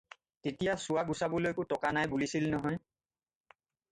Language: Assamese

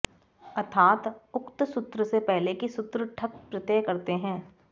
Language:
Sanskrit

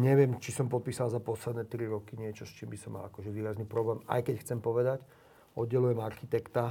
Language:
Slovak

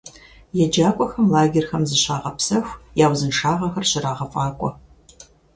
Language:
Kabardian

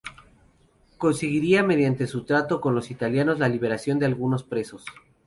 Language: Spanish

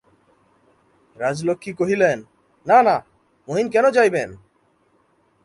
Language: Bangla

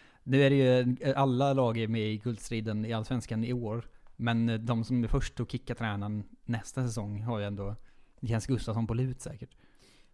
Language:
Swedish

